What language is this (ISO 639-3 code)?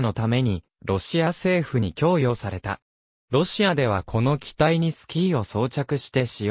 jpn